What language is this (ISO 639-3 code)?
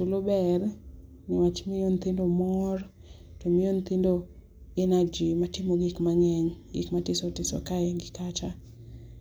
luo